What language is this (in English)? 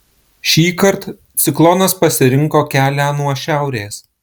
Lithuanian